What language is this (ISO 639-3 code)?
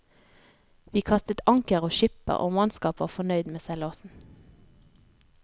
nor